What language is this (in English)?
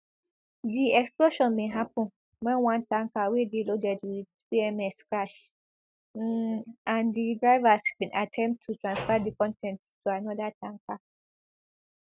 Nigerian Pidgin